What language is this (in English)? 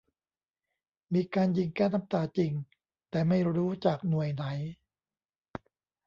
Thai